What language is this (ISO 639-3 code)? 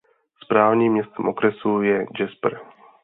ces